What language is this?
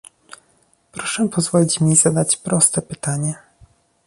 Polish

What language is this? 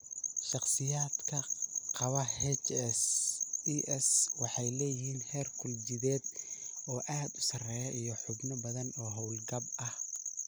Somali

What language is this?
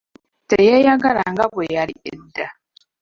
Ganda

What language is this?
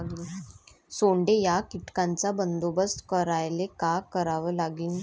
Marathi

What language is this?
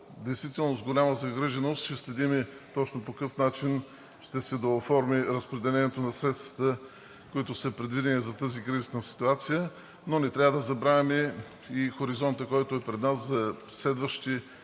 Bulgarian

